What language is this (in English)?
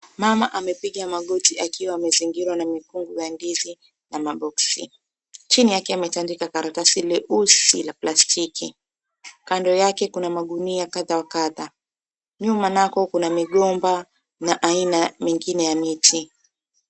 Swahili